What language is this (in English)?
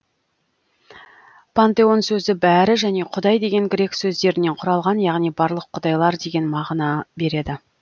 Kazakh